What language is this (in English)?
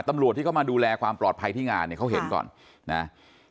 Thai